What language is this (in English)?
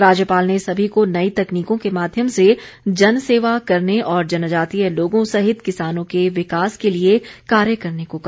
Hindi